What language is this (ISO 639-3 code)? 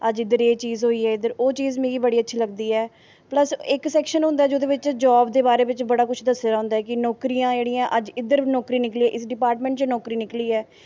doi